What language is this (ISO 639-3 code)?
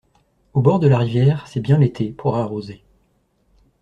fra